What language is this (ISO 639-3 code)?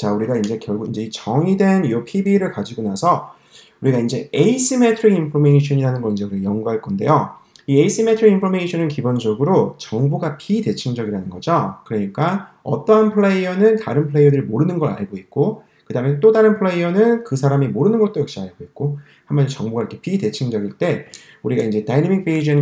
kor